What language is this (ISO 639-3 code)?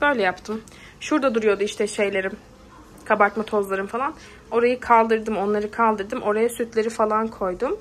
tur